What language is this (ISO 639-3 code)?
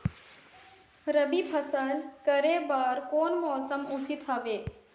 hne